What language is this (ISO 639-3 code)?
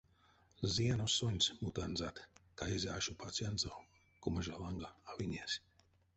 myv